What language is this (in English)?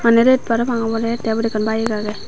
Chakma